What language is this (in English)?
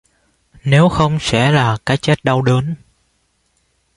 Vietnamese